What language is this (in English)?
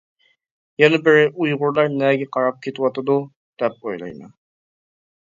Uyghur